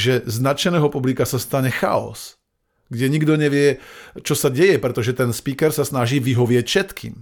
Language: Slovak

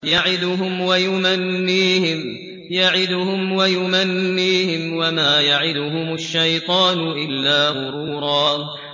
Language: Arabic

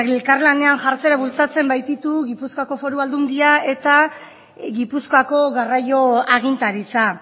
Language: Basque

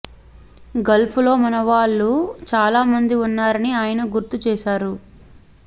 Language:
Telugu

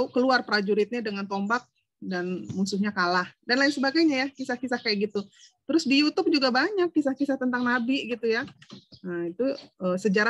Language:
Indonesian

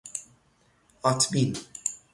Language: Persian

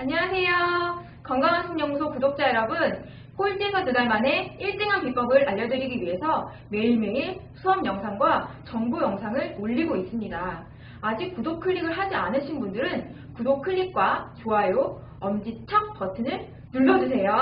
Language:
Korean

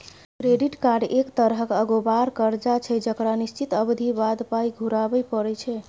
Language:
Maithili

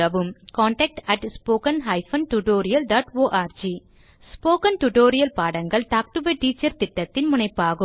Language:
Tamil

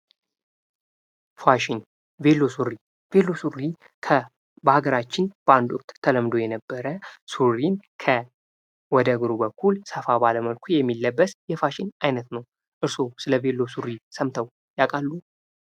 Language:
Amharic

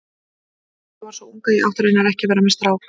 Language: Icelandic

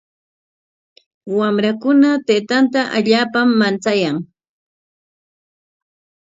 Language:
Corongo Ancash Quechua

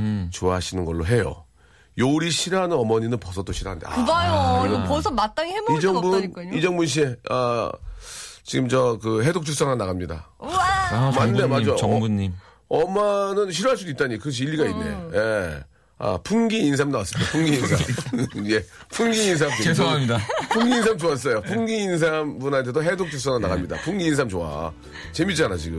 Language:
Korean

